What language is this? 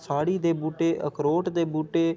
Dogri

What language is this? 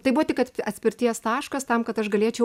Lithuanian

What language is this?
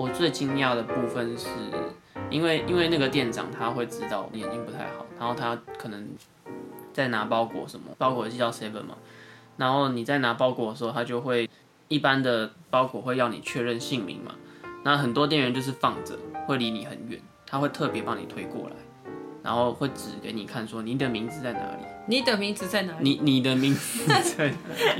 Chinese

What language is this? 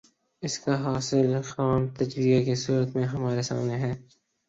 Urdu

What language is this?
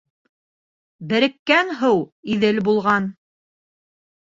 Bashkir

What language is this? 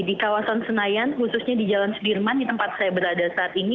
Indonesian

